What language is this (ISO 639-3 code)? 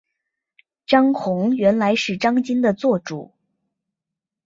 zho